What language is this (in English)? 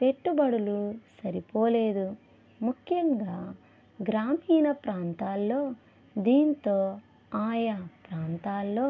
Telugu